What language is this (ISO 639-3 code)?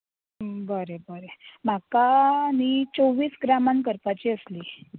kok